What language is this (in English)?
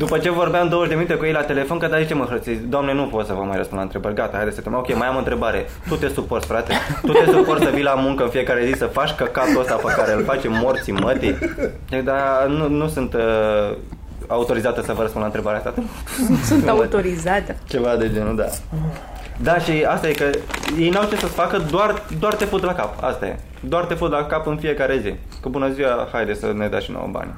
Romanian